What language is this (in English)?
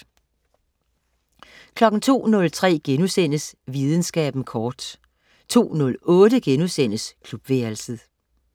Danish